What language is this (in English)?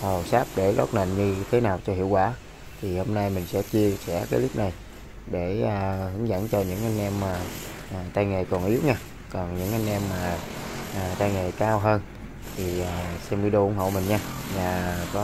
Vietnamese